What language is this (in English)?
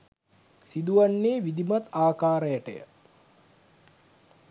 Sinhala